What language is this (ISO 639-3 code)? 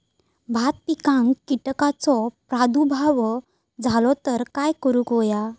mar